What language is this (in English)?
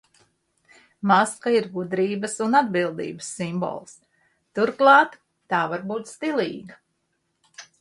Latvian